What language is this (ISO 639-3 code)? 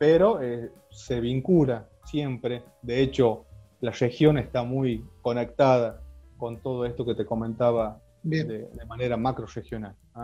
spa